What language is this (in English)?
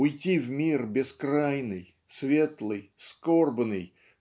Russian